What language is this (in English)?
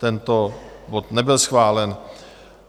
Czech